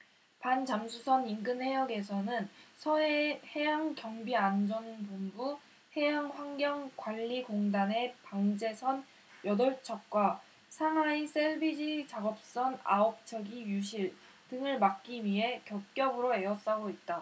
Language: Korean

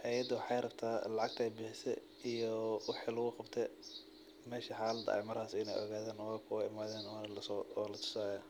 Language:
Somali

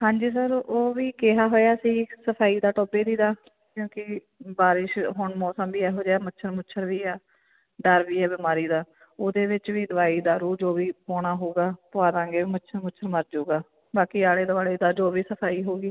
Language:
Punjabi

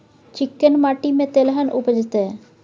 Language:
Maithili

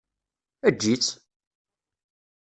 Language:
Kabyle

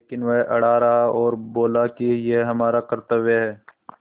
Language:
Hindi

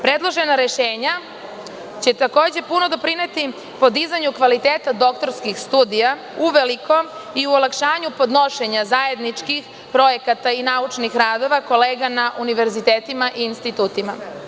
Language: Serbian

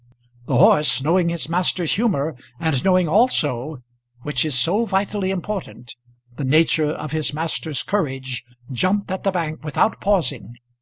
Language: English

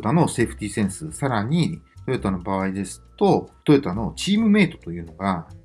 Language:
Japanese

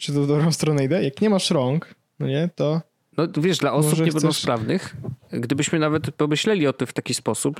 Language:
Polish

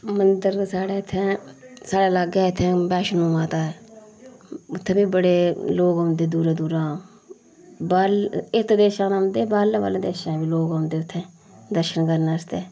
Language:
Dogri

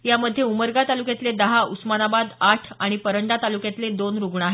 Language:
Marathi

